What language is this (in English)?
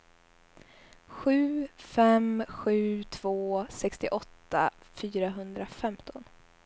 Swedish